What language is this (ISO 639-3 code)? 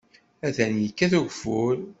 kab